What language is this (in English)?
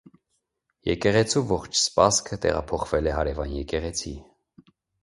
Armenian